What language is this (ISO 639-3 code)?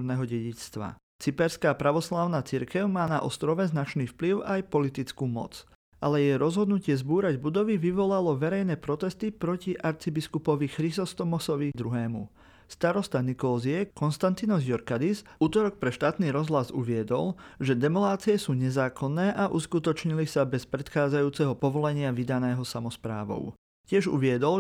slk